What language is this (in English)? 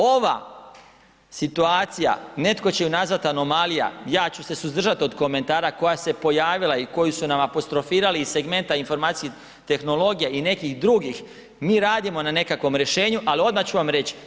Croatian